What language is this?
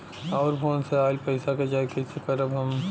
Bhojpuri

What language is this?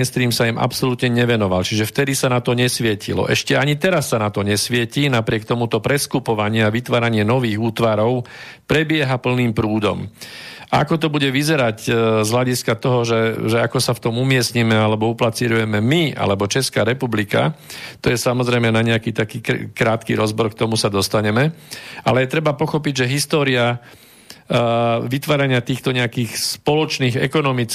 Slovak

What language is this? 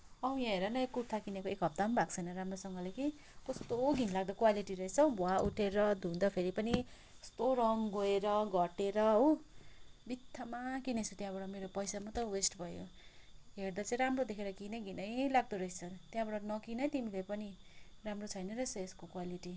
Nepali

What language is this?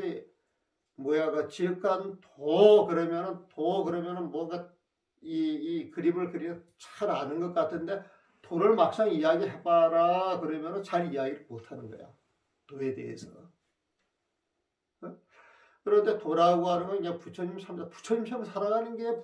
Korean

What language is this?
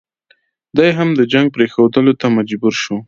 Pashto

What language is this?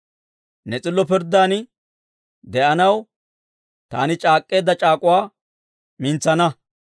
Dawro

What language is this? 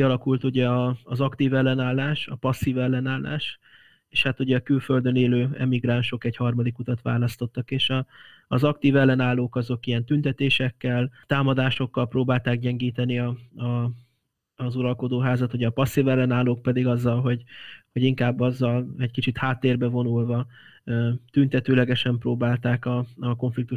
Hungarian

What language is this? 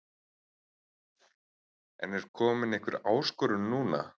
Icelandic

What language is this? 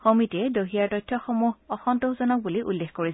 Assamese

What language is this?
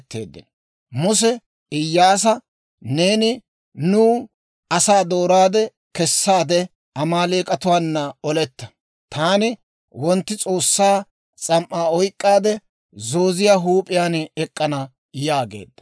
Dawro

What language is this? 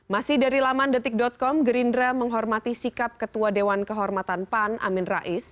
Indonesian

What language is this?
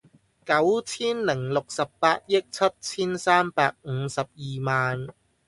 Cantonese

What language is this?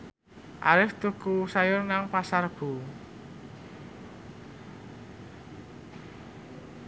Javanese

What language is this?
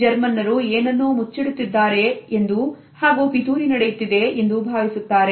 Kannada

